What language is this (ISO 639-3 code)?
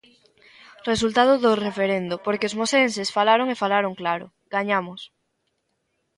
glg